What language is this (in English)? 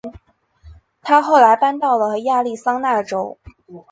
Chinese